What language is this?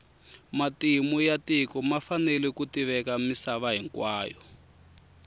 Tsonga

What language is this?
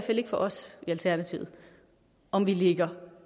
Danish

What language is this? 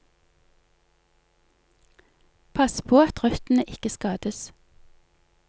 Norwegian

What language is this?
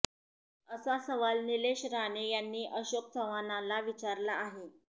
Marathi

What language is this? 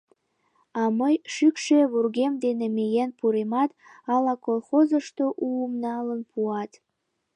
Mari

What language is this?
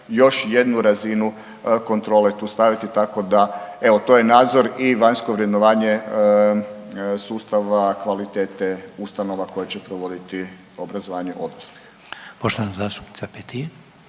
Croatian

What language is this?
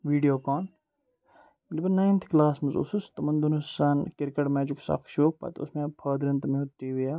Kashmiri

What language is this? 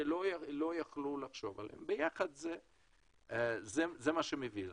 Hebrew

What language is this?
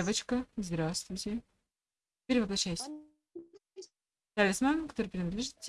Russian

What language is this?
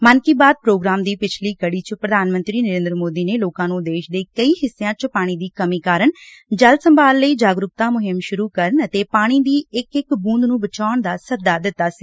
Punjabi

